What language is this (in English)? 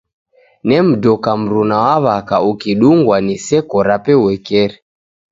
Taita